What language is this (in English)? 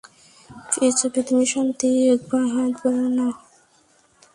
Bangla